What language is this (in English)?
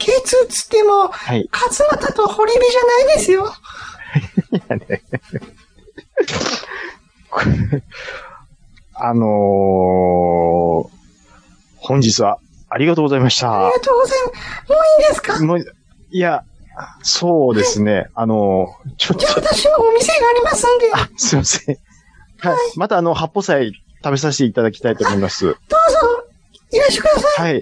Japanese